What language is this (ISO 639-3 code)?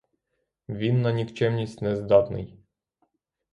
ukr